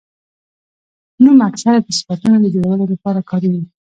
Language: Pashto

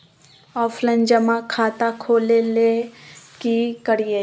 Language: Magahi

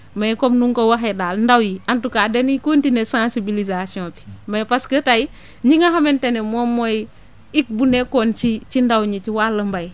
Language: Wolof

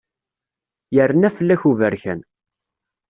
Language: Kabyle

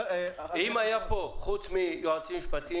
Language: Hebrew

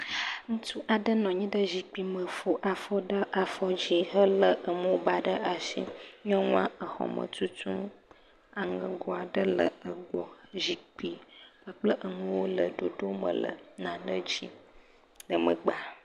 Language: Ewe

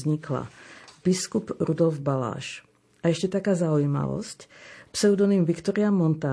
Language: Slovak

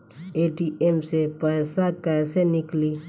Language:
Bhojpuri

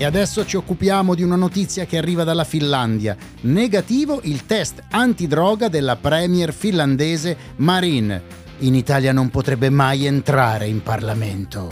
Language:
Italian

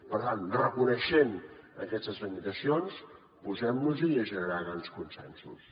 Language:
Catalan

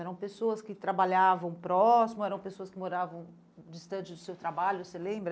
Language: Portuguese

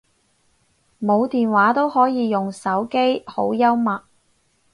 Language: Cantonese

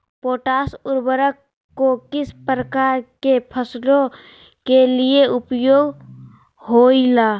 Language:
Magahi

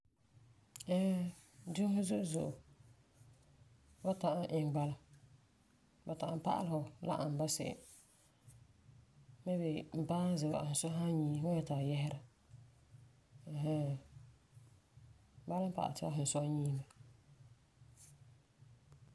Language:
Frafra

